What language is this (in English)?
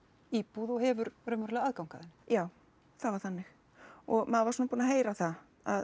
Icelandic